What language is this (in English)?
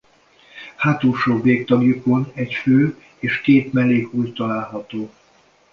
Hungarian